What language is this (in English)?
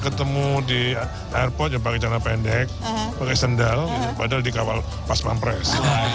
Indonesian